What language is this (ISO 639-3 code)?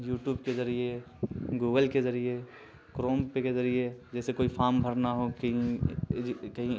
urd